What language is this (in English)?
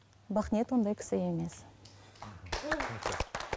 Kazakh